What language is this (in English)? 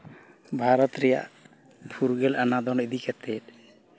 Santali